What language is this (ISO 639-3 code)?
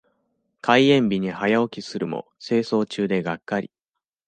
jpn